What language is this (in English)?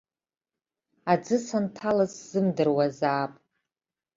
Abkhazian